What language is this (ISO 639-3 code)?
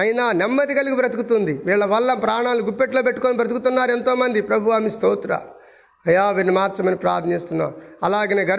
tel